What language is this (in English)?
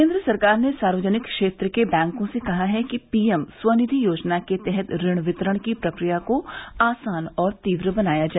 Hindi